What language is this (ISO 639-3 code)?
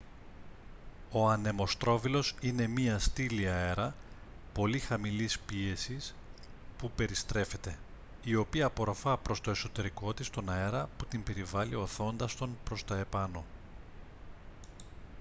ell